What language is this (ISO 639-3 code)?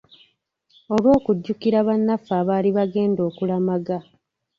lug